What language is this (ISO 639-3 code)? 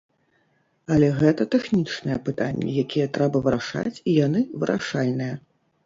bel